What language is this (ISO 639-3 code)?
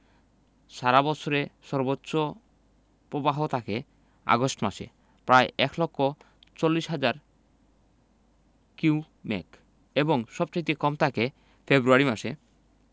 ben